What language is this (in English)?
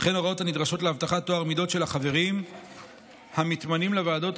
Hebrew